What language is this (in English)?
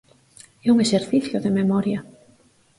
Galician